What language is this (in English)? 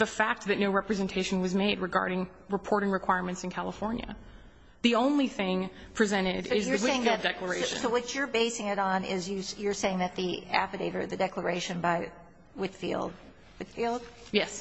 English